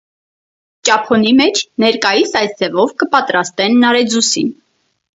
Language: Armenian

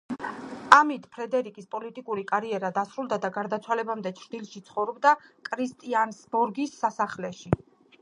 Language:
Georgian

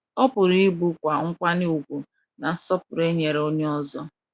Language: Igbo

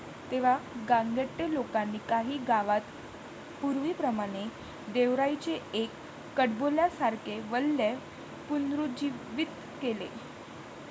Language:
Marathi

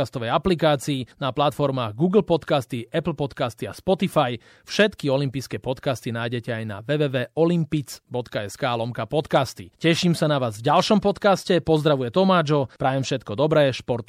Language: Slovak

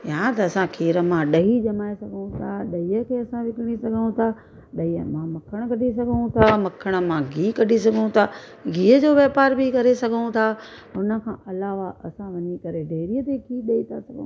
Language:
Sindhi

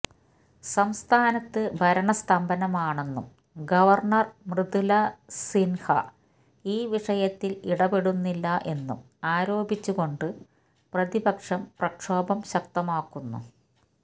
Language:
Malayalam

